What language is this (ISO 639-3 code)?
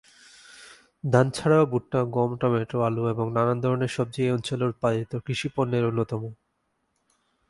ben